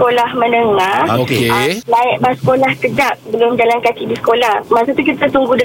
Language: Malay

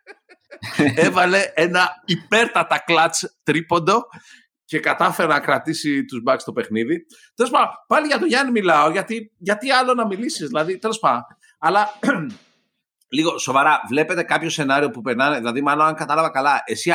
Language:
Greek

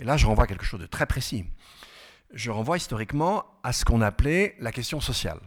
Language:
French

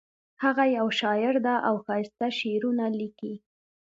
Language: Pashto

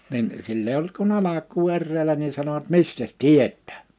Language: Finnish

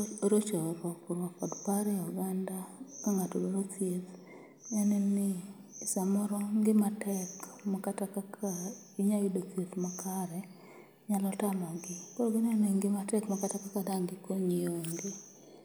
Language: Luo (Kenya and Tanzania)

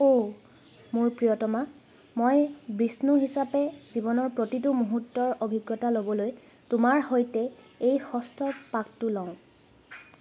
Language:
Assamese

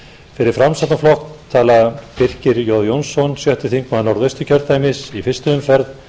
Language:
Icelandic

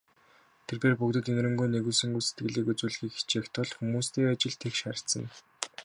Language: Mongolian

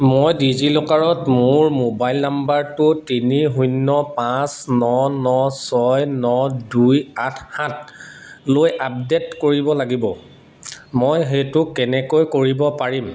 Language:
Assamese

